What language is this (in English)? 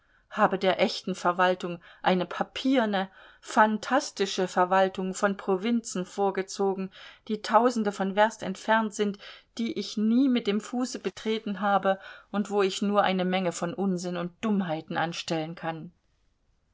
German